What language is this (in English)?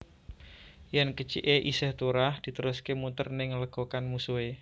Javanese